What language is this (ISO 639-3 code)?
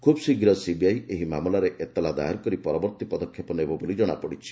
ori